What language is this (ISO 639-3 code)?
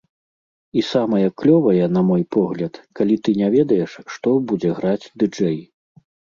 bel